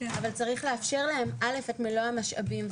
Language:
Hebrew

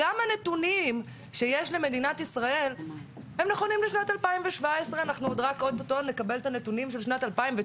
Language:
Hebrew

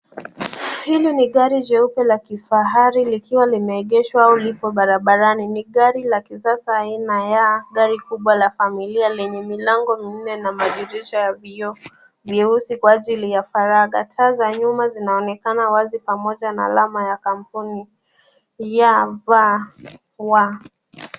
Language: Swahili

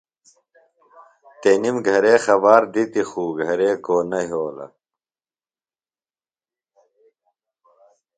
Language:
Phalura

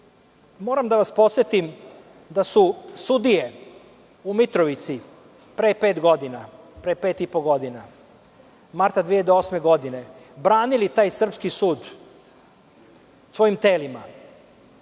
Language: Serbian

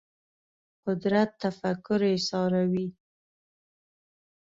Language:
Pashto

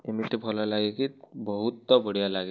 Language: Odia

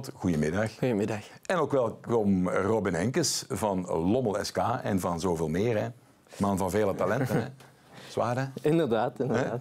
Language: Dutch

